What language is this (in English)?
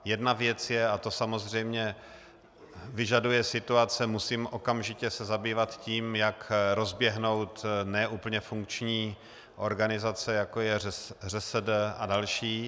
Czech